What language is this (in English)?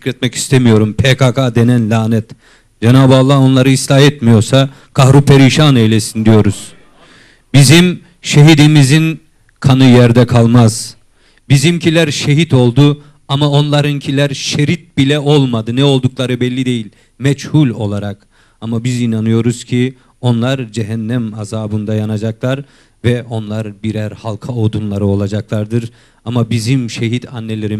Turkish